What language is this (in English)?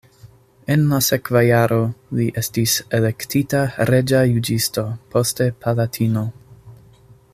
Esperanto